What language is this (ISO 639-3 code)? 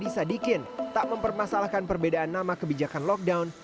ind